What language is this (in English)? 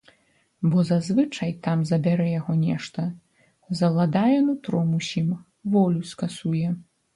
Belarusian